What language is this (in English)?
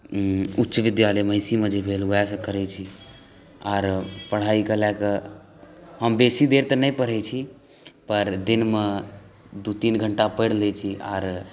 Maithili